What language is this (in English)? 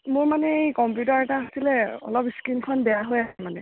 Assamese